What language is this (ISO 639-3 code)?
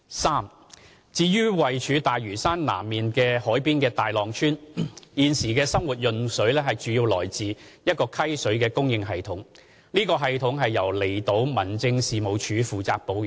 yue